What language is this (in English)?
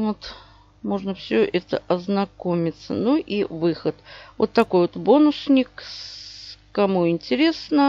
Russian